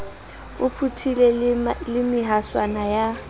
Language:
Southern Sotho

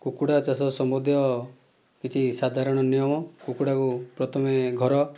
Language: Odia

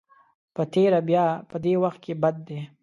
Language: Pashto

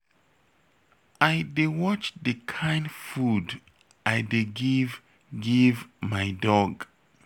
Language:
Nigerian Pidgin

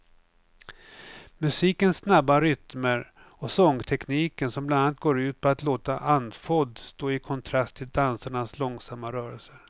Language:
Swedish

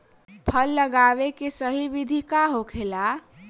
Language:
Bhojpuri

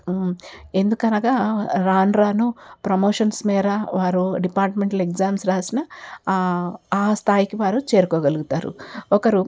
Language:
Telugu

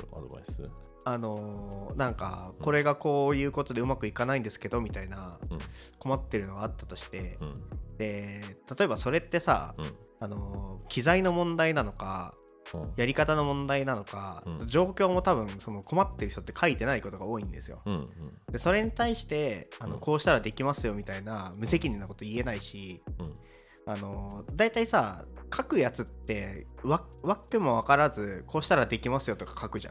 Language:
Japanese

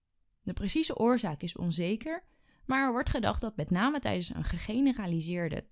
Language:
Dutch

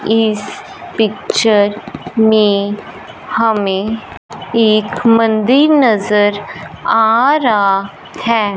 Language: Hindi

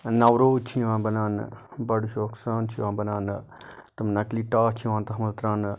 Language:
Kashmiri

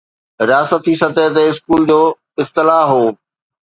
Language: Sindhi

